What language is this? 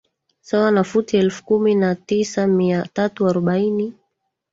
Swahili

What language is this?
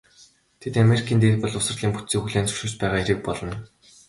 Mongolian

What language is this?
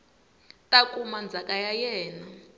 Tsonga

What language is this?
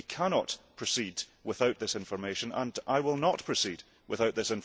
English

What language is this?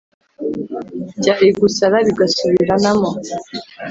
Kinyarwanda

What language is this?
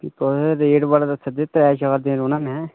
Dogri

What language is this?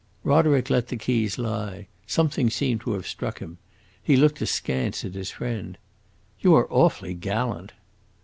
English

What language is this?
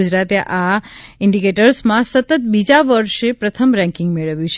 Gujarati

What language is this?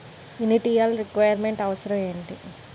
Telugu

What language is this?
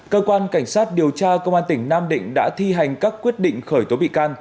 Vietnamese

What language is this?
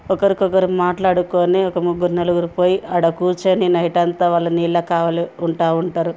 Telugu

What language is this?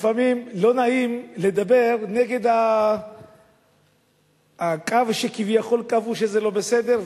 Hebrew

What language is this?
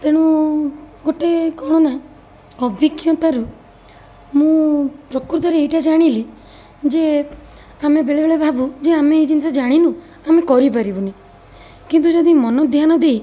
Odia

